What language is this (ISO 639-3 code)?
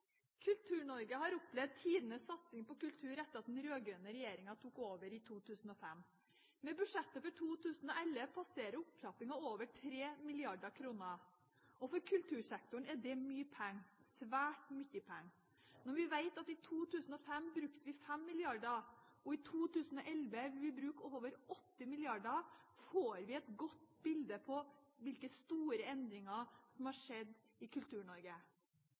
nor